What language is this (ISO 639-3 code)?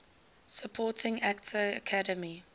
eng